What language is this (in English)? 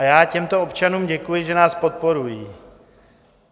Czech